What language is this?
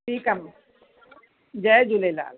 Sindhi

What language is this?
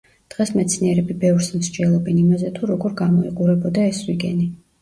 Georgian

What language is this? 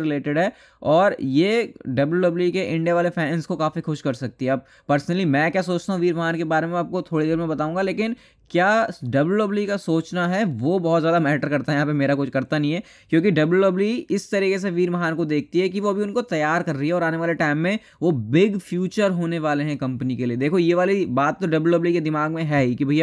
Hindi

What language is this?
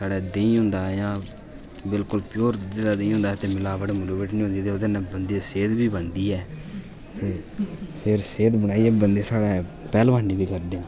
Dogri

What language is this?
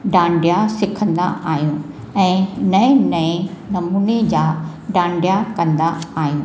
Sindhi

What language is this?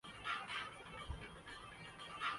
Urdu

